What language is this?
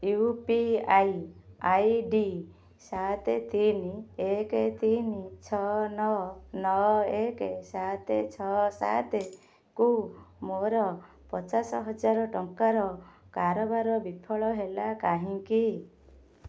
Odia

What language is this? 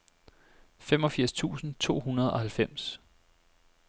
Danish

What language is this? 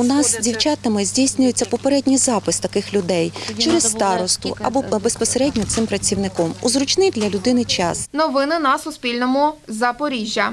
Ukrainian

